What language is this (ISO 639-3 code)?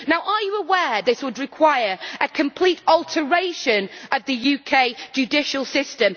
eng